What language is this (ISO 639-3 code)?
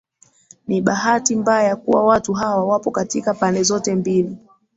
swa